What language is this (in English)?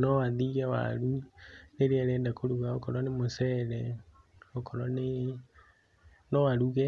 Kikuyu